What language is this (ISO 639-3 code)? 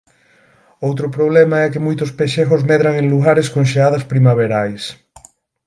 glg